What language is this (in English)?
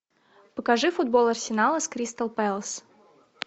Russian